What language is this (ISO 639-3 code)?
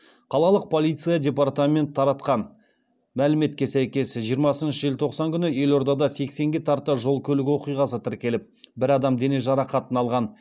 kaz